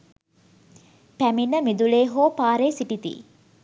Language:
Sinhala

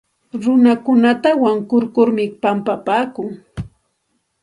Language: Santa Ana de Tusi Pasco Quechua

